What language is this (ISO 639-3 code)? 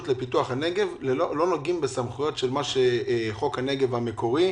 heb